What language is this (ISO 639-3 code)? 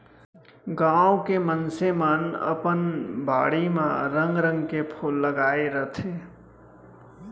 hne